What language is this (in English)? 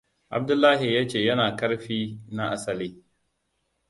Hausa